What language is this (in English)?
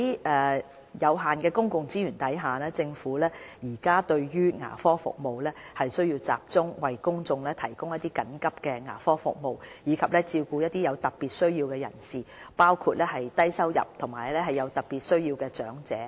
Cantonese